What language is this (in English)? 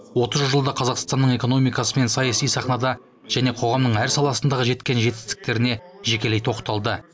Kazakh